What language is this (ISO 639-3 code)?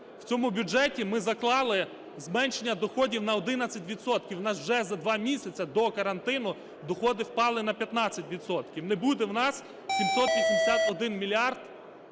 ukr